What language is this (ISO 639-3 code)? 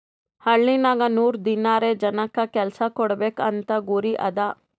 kan